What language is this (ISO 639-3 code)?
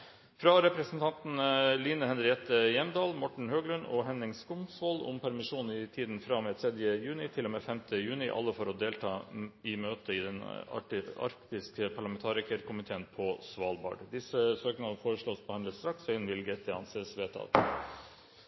nob